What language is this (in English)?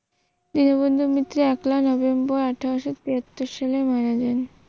Bangla